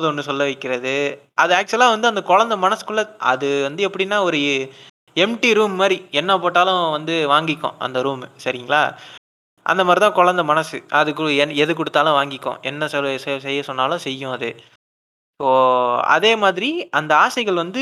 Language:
Tamil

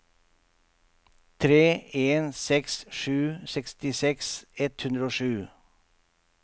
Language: Norwegian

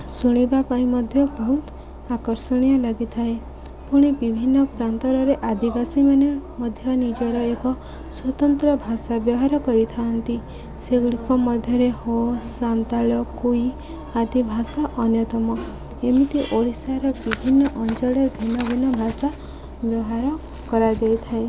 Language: Odia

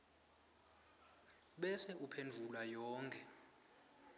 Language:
Swati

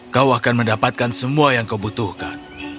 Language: Indonesian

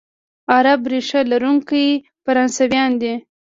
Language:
Pashto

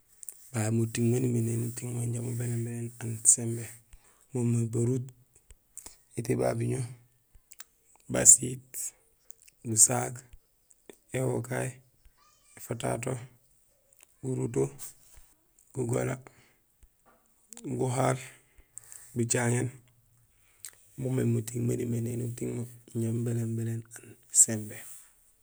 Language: Gusilay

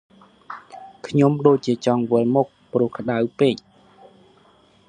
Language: Khmer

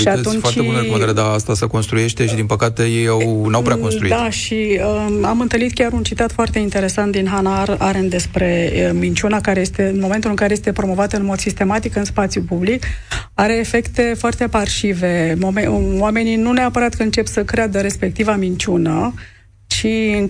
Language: Romanian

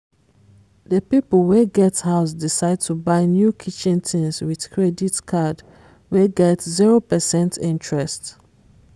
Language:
Nigerian Pidgin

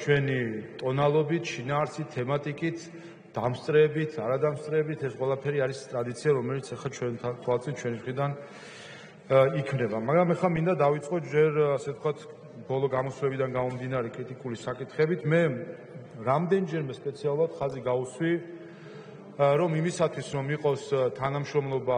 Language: Romanian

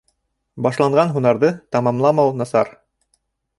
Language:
Bashkir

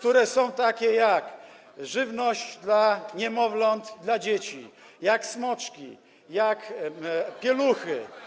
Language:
Polish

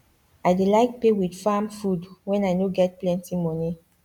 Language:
Nigerian Pidgin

